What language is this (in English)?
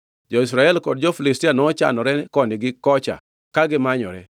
Luo (Kenya and Tanzania)